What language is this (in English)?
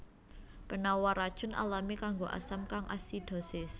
Javanese